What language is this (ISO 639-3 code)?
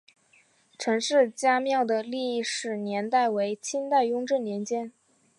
zho